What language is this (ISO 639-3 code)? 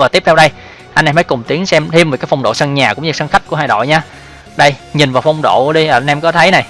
vie